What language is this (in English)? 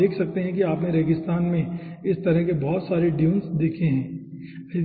Hindi